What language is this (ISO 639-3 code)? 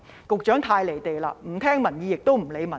yue